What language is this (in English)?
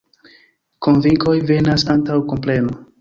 Esperanto